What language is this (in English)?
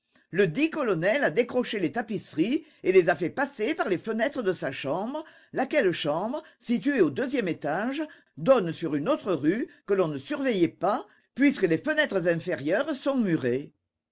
French